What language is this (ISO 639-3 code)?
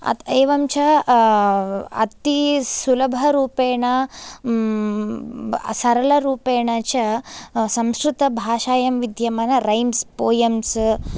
san